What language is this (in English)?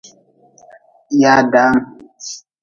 Nawdm